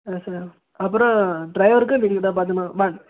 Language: Tamil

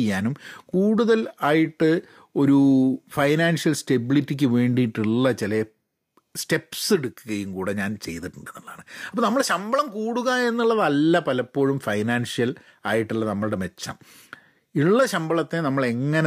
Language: Malayalam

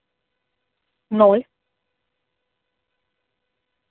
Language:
Russian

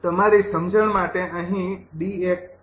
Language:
Gujarati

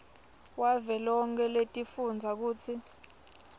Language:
Swati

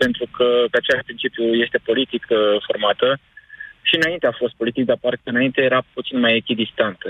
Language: Romanian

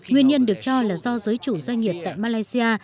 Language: Vietnamese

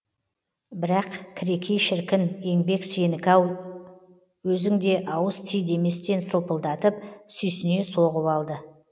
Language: Kazakh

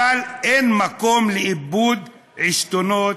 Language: Hebrew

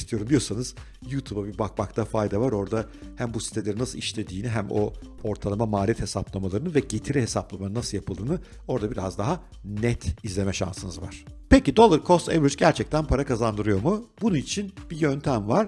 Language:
Turkish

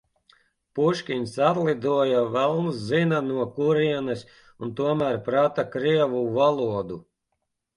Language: Latvian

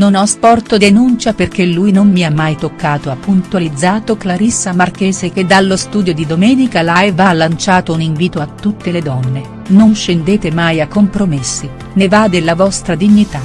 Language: Italian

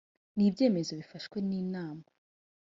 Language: Kinyarwanda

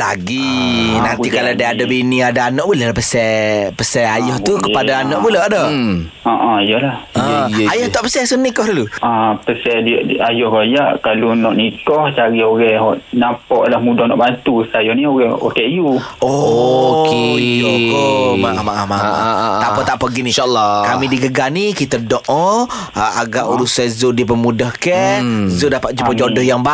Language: Malay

